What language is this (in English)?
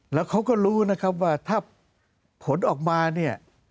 Thai